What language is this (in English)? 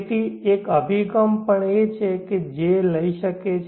Gujarati